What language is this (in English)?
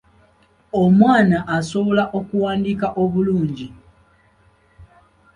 Ganda